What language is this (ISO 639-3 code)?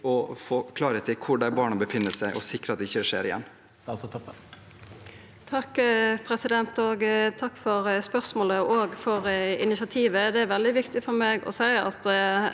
nor